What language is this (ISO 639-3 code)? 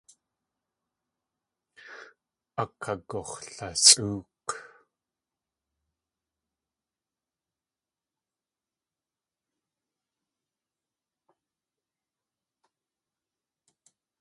tli